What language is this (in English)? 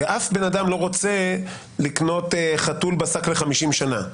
Hebrew